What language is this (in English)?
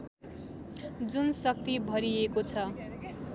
Nepali